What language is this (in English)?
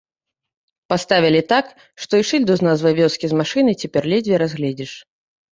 Belarusian